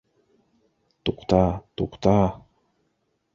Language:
Bashkir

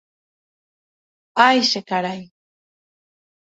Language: Guarani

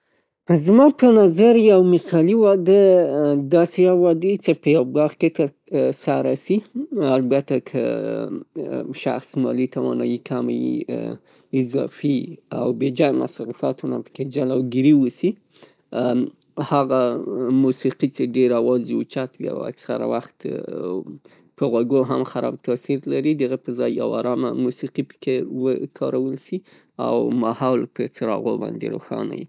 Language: Pashto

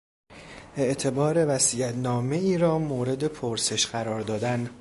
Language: Persian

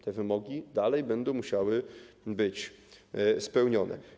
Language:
Polish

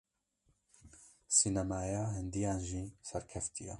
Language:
Kurdish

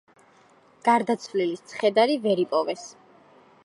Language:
Georgian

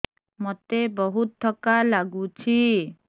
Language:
Odia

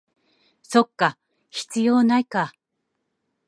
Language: Japanese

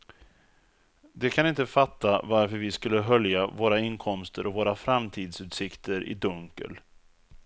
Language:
Swedish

